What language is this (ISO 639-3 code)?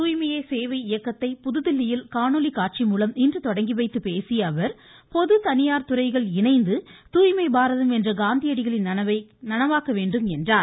tam